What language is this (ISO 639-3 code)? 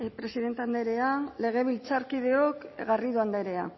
eus